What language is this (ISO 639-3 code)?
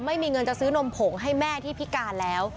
tha